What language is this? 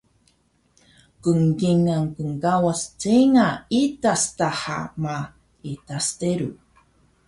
Taroko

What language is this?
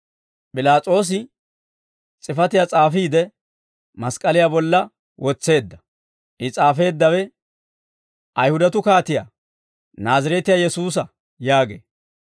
Dawro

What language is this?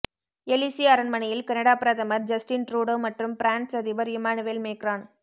Tamil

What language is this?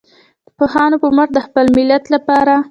Pashto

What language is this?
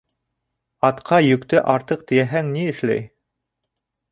Bashkir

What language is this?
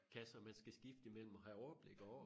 Danish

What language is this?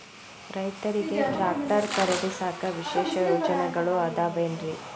Kannada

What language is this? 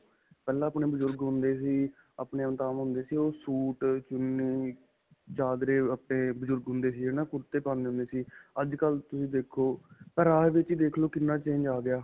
Punjabi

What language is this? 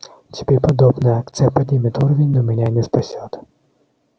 Russian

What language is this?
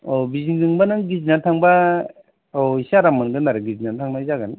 Bodo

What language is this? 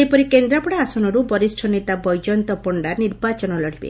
Odia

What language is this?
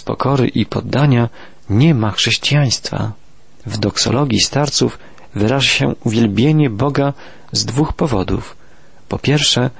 Polish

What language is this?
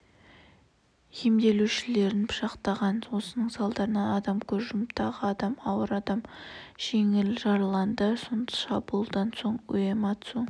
Kazakh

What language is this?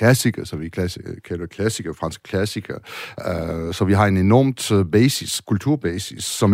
Danish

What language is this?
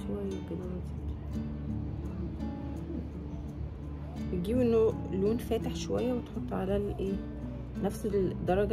Arabic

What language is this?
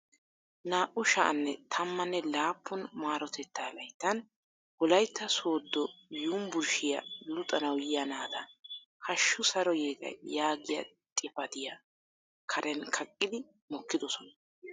Wolaytta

